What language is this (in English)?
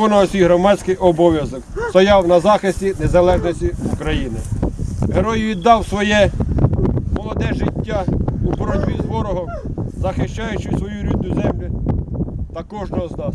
Ukrainian